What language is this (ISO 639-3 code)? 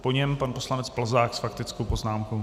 ces